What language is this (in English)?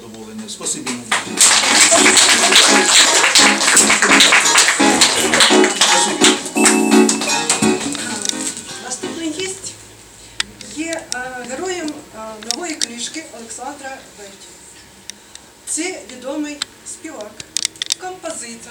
Ukrainian